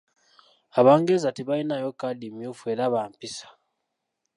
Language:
Ganda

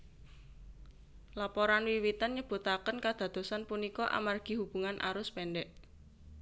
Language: Javanese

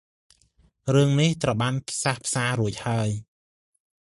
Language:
Khmer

